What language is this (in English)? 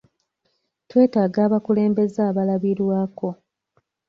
Ganda